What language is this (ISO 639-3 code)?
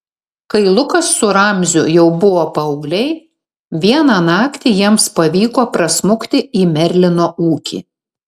lit